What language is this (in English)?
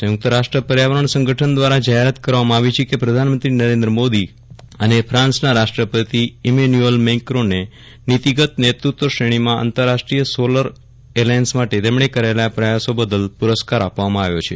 Gujarati